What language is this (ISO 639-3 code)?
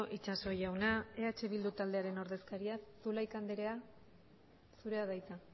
eus